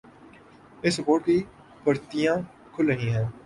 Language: Urdu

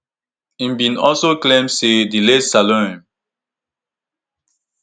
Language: Nigerian Pidgin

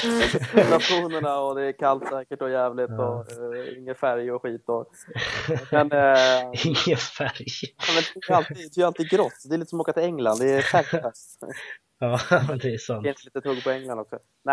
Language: Swedish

